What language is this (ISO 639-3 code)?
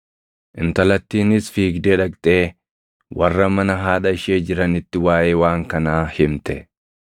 orm